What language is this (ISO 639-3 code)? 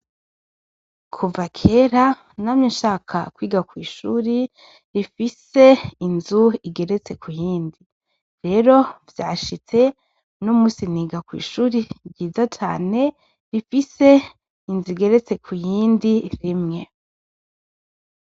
run